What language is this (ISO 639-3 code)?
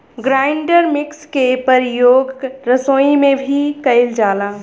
bho